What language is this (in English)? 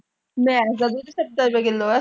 Punjabi